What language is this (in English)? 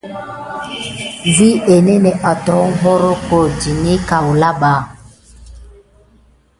Gidar